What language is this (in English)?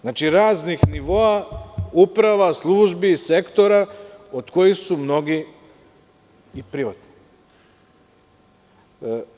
Serbian